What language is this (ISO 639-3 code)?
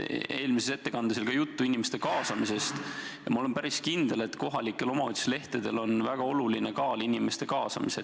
est